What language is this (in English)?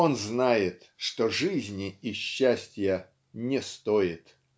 Russian